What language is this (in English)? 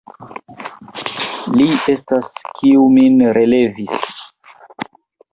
Esperanto